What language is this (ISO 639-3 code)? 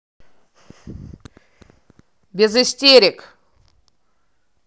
rus